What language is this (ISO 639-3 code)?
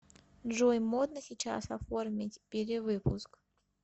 rus